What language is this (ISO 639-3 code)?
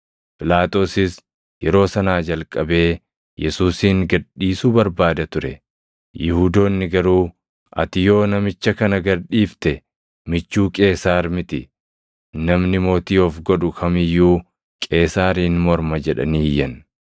orm